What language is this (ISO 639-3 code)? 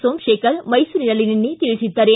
kan